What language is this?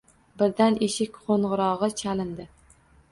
Uzbek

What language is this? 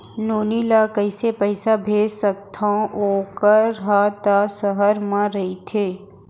Chhattisgarhi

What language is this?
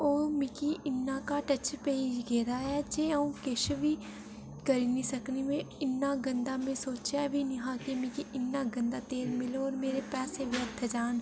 Dogri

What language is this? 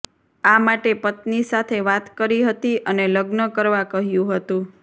Gujarati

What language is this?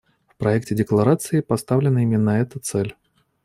Russian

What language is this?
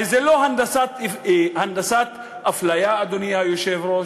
Hebrew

